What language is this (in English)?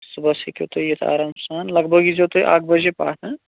Kashmiri